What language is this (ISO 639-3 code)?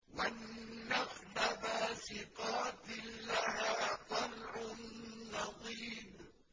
ara